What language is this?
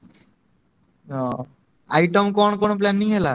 Odia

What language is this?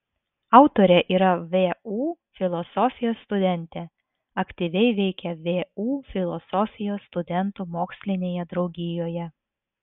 Lithuanian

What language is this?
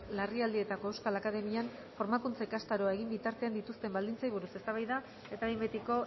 Basque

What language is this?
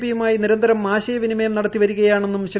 Malayalam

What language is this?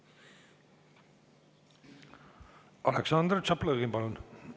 Estonian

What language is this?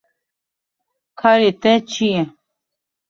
Kurdish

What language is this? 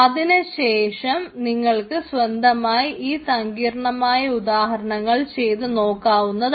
Malayalam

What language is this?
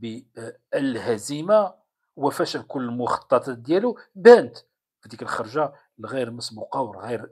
Arabic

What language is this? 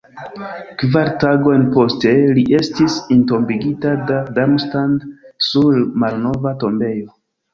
Esperanto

